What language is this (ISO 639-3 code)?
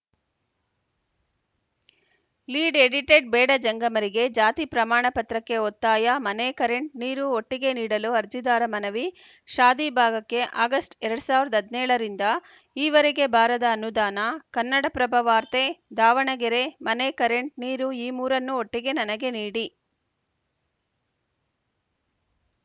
kan